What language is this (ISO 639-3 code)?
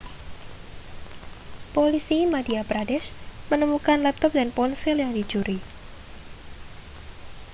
ind